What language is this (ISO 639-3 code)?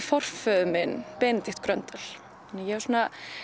isl